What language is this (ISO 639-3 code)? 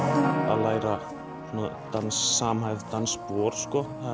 isl